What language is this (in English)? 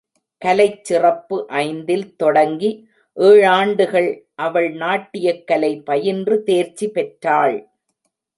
Tamil